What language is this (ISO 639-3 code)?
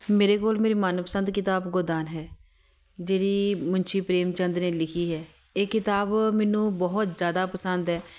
pan